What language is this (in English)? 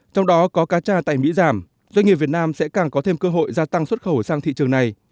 Vietnamese